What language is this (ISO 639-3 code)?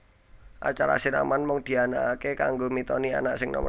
jav